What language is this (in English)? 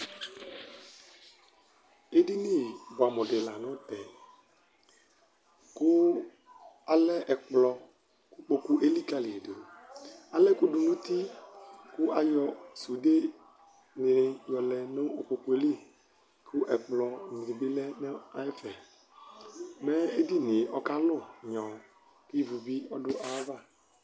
Ikposo